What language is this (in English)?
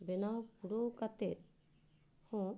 Santali